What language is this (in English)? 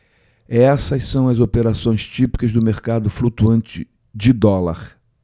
Portuguese